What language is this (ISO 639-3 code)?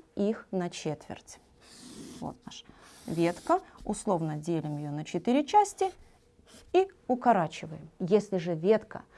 rus